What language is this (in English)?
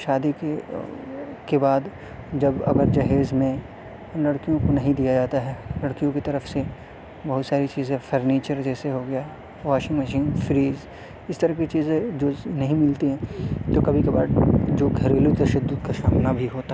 Urdu